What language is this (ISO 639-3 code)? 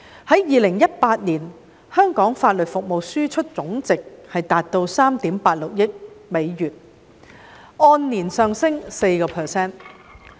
yue